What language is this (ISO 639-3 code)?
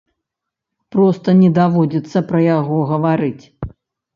bel